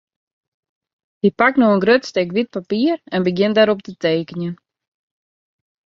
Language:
Western Frisian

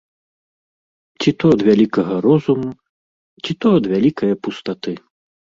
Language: Belarusian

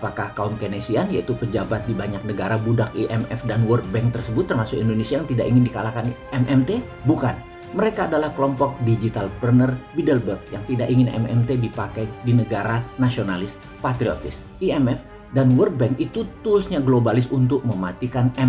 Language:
Indonesian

